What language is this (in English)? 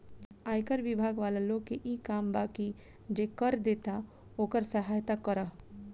Bhojpuri